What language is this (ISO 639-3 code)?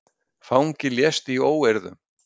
isl